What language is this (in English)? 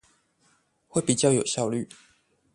Chinese